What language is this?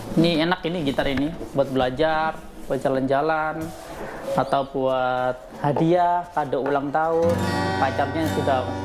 Indonesian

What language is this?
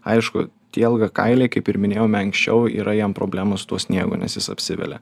Lithuanian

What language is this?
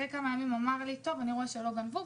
Hebrew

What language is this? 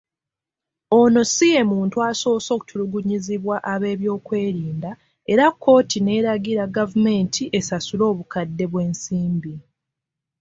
Ganda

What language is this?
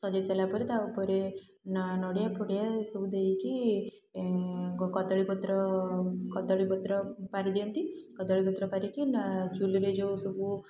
Odia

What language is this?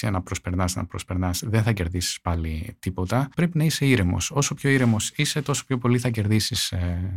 Greek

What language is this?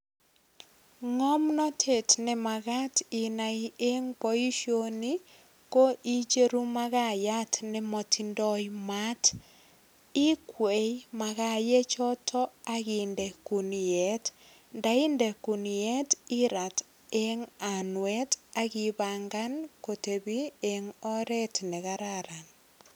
Kalenjin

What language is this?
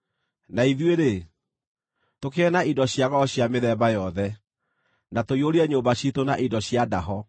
Kikuyu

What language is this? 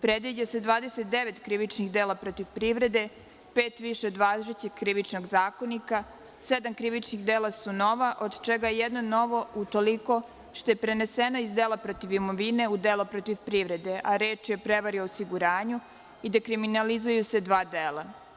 Serbian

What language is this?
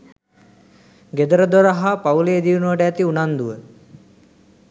Sinhala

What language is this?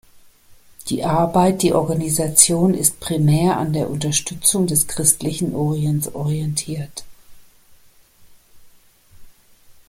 German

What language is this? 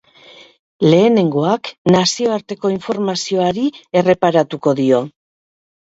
Basque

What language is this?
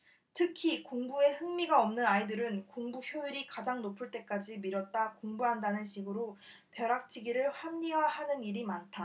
Korean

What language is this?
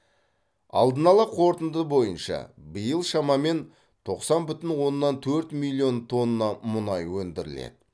Kazakh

